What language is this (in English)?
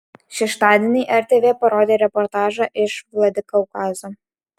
Lithuanian